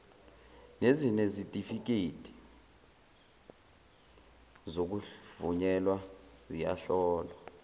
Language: Zulu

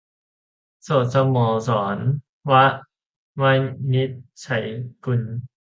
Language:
Thai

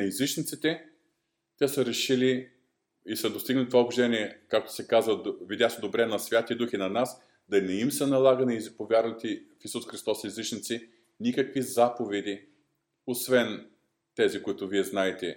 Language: Bulgarian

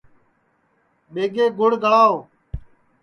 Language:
Sansi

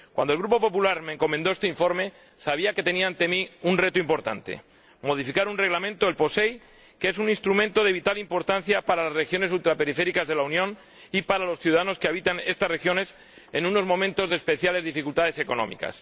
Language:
Spanish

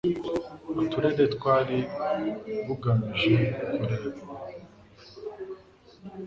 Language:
Kinyarwanda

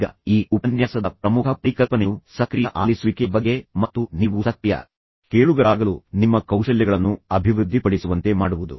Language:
Kannada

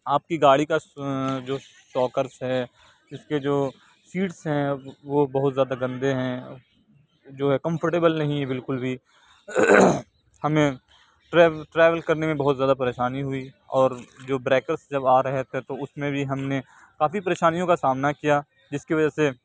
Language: Urdu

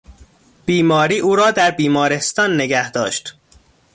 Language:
Persian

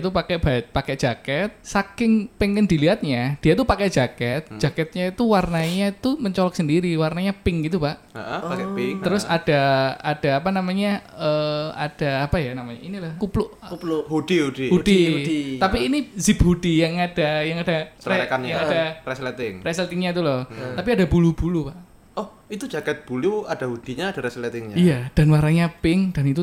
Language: Indonesian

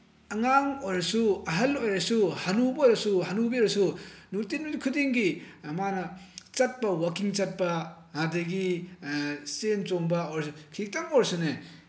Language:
Manipuri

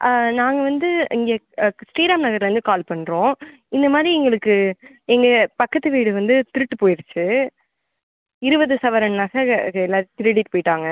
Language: Tamil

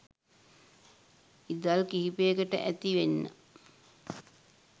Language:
Sinhala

